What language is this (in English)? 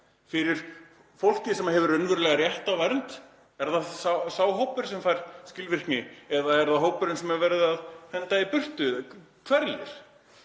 Icelandic